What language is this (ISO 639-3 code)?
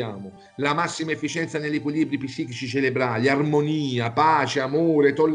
ita